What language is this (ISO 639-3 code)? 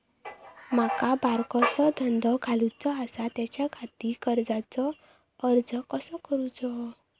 mar